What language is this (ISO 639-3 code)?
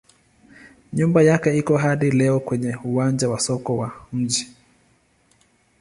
swa